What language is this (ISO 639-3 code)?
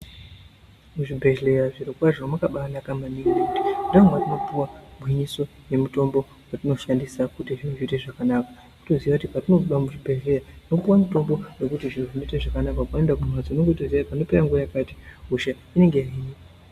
ndc